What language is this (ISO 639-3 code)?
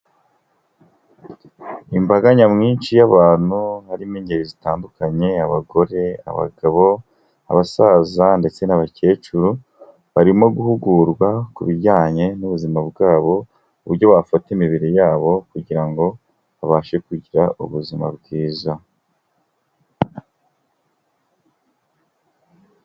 kin